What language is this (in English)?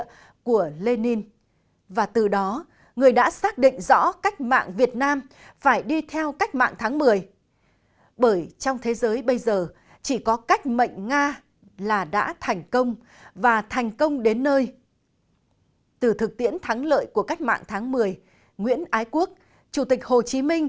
Vietnamese